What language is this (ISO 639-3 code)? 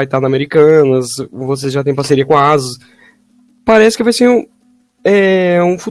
por